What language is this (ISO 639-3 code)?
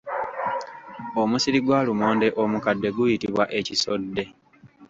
lug